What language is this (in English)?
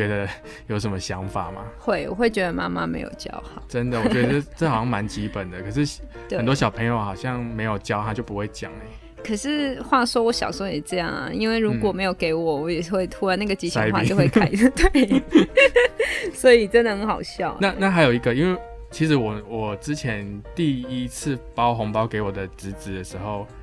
Chinese